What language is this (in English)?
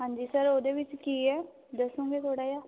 Punjabi